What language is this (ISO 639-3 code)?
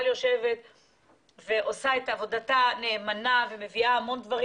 heb